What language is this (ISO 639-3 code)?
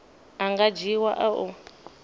ven